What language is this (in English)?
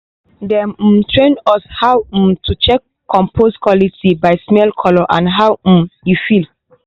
Nigerian Pidgin